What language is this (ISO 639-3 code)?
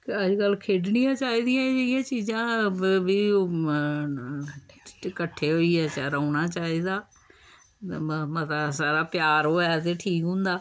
doi